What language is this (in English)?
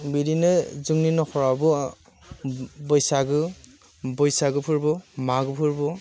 Bodo